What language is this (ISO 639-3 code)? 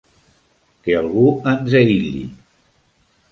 cat